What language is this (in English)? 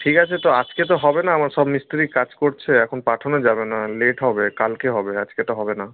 Bangla